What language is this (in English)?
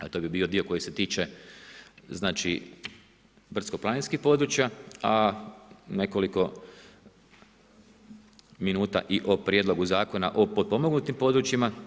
Croatian